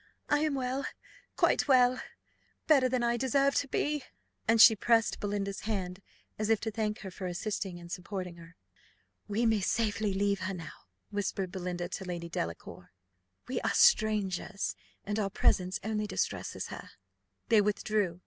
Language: English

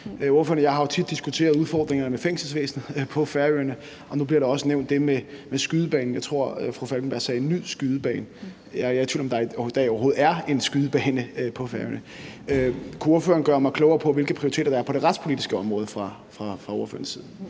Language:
Danish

